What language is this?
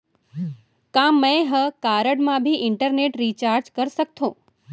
Chhattisgarhi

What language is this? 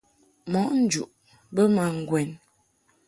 Mungaka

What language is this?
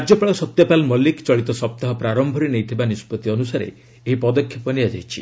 Odia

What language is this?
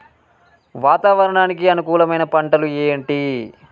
Telugu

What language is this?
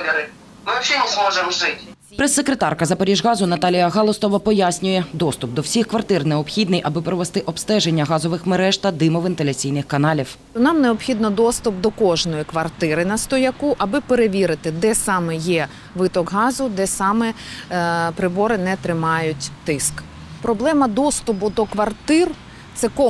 Ukrainian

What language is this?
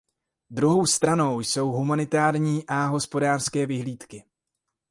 Czech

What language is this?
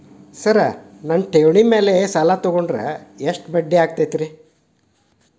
Kannada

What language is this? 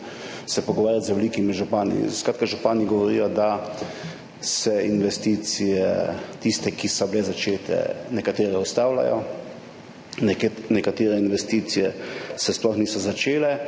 Slovenian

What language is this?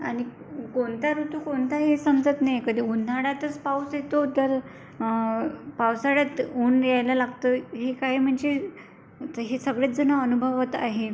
Marathi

